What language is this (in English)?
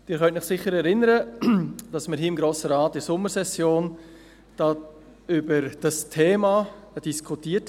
Swiss German